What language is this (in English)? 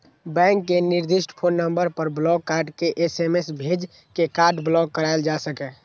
Maithili